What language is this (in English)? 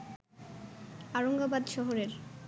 Bangla